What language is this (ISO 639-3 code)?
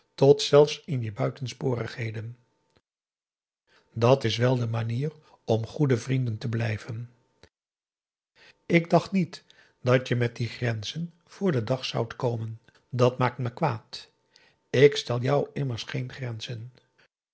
nld